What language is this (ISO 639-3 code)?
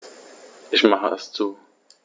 deu